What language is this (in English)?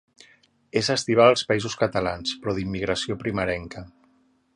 Catalan